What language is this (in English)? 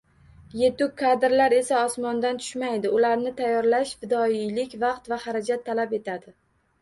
Uzbek